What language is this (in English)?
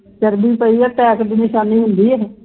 Punjabi